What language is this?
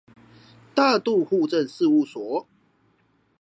Chinese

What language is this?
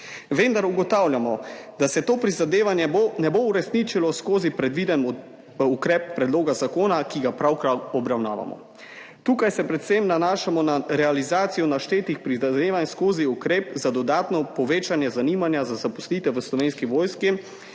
Slovenian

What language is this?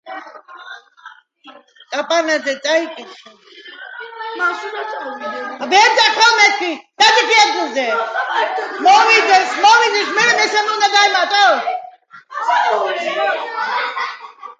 Georgian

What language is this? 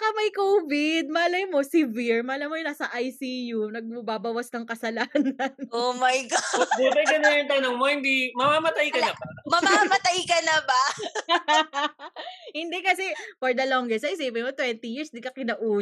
Filipino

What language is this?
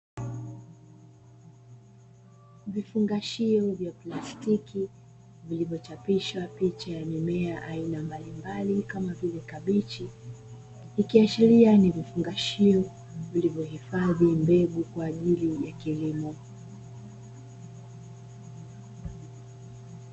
Swahili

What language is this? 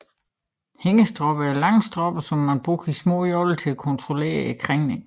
Danish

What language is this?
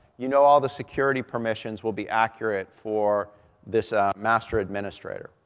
English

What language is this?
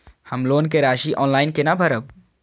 Maithili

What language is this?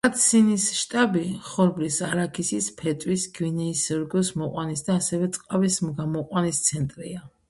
Georgian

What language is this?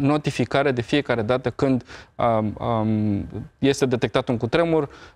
Romanian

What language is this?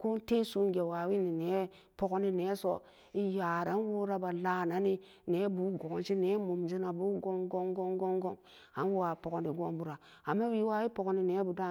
Samba Daka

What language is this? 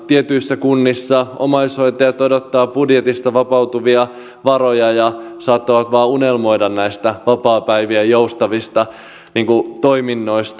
Finnish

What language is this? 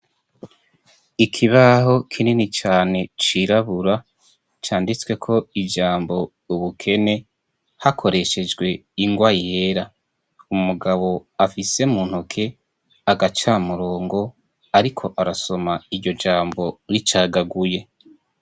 Rundi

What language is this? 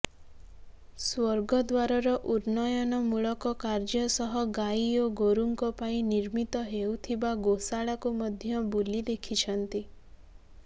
Odia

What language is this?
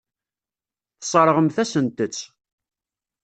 Kabyle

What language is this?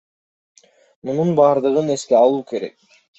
Kyrgyz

